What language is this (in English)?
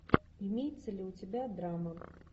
Russian